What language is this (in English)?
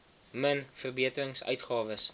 Afrikaans